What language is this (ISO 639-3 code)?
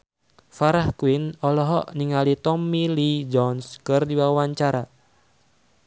sun